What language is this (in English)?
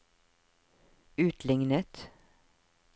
Norwegian